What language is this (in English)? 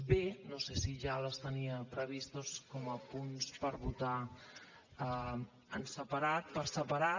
Catalan